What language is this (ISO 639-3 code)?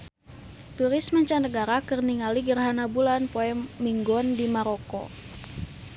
sun